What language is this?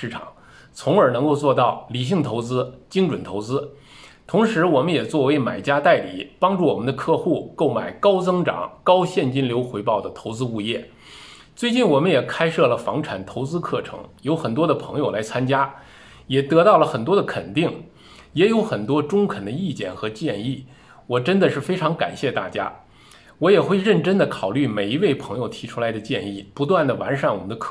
Chinese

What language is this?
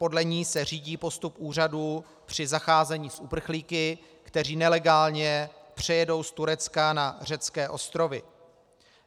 Czech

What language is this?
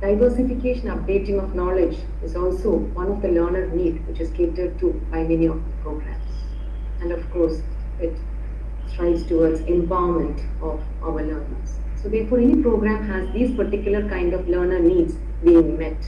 English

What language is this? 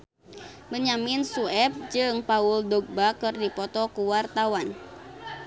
Sundanese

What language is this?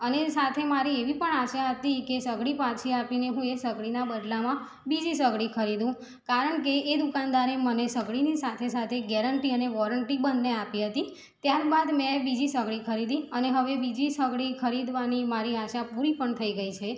Gujarati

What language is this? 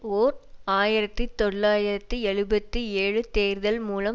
Tamil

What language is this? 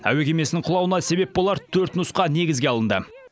Kazakh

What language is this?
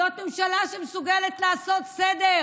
Hebrew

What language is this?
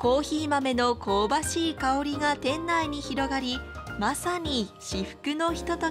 Japanese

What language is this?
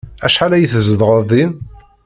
Kabyle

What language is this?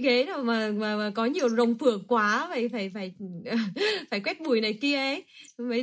Vietnamese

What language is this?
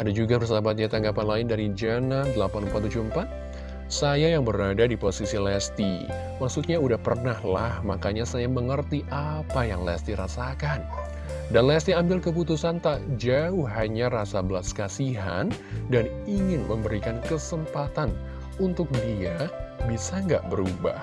Indonesian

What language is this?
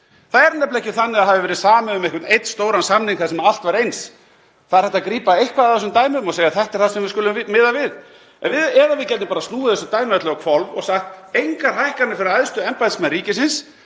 Icelandic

